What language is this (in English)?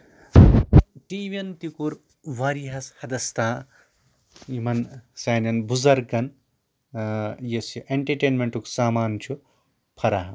Kashmiri